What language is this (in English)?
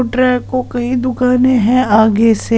Hindi